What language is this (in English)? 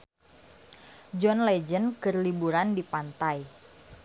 Sundanese